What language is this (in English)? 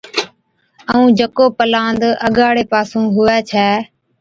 Od